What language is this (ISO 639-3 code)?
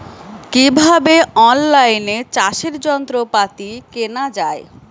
ben